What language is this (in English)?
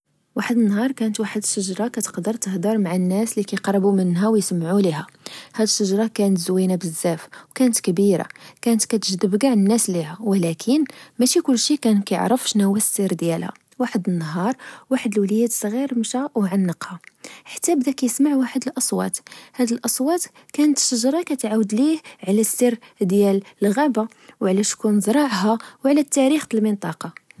Moroccan Arabic